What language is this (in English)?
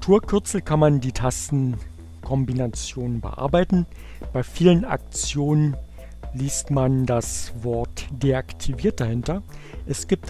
German